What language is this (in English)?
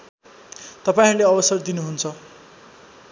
Nepali